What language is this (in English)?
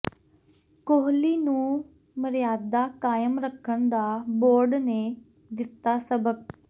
Punjabi